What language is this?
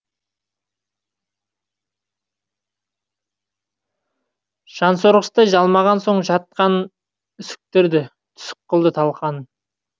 Kazakh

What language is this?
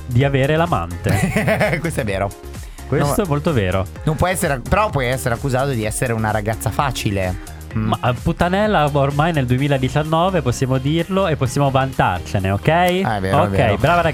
Italian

